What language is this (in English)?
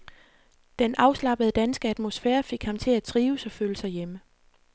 Danish